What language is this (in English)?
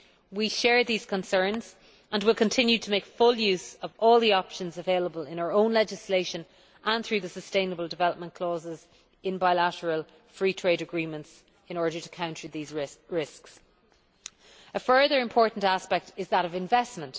English